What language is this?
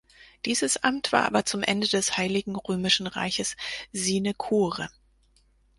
German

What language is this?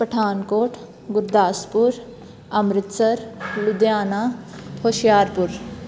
Punjabi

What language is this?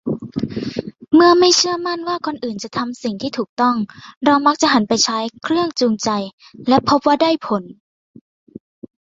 Thai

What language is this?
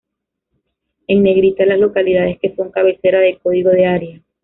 Spanish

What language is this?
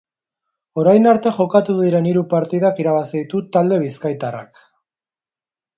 Basque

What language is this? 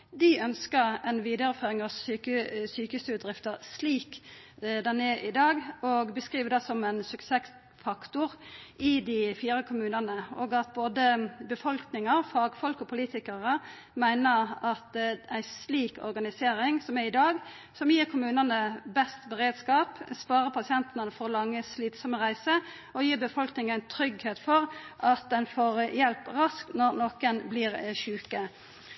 Norwegian Nynorsk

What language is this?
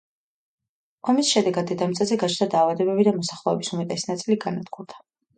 Georgian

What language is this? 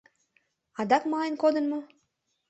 Mari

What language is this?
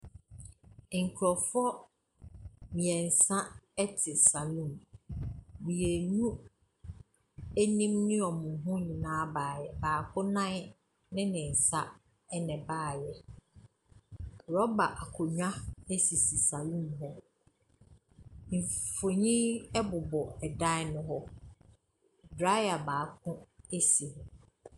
Akan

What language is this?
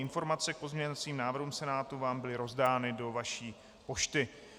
Czech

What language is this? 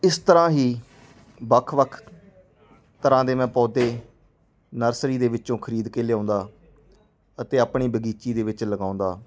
Punjabi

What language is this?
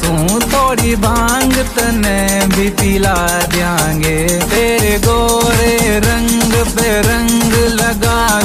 Hindi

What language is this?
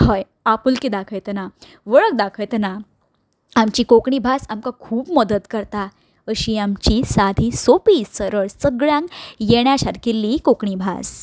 Konkani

